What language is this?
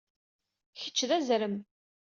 Kabyle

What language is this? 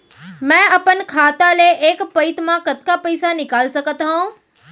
Chhattisgarhi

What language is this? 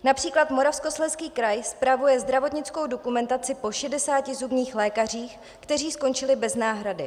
Czech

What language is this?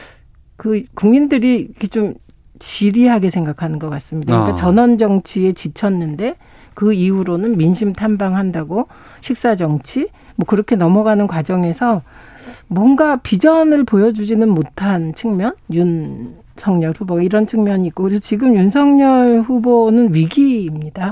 Korean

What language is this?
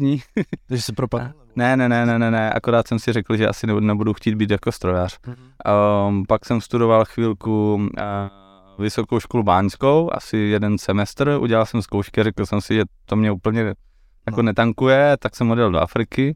Czech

